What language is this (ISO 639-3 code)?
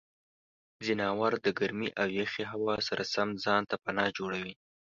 pus